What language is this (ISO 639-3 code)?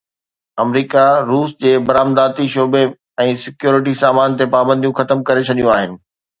snd